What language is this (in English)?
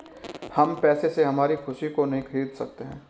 Hindi